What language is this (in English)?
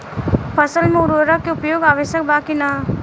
Bhojpuri